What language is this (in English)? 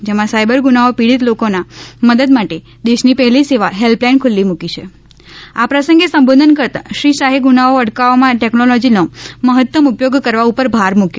Gujarati